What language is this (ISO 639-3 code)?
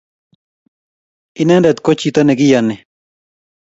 kln